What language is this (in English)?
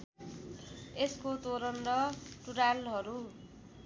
Nepali